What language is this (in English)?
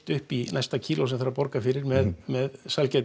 Icelandic